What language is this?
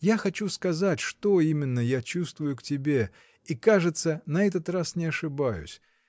Russian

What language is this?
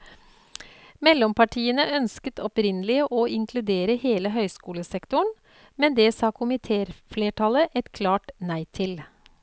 Norwegian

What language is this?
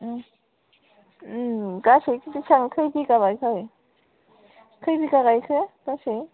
Bodo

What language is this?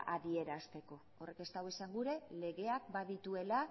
Basque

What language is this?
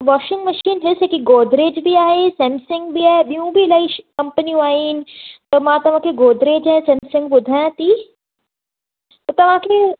Sindhi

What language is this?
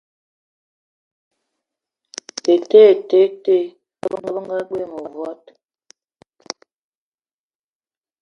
Eton (Cameroon)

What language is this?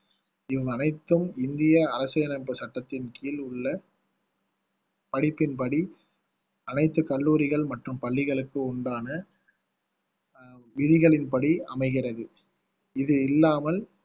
Tamil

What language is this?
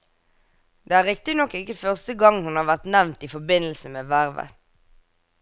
Norwegian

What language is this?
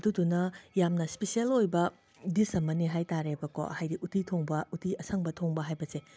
Manipuri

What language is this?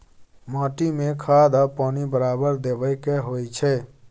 Maithili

